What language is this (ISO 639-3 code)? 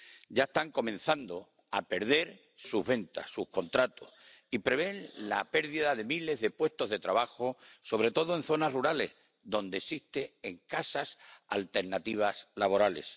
spa